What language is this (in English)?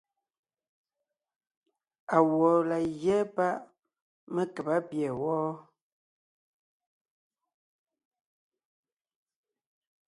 Ngiemboon